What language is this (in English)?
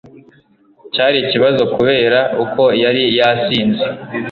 Kinyarwanda